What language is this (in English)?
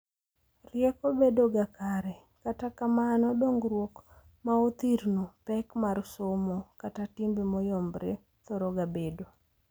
Luo (Kenya and Tanzania)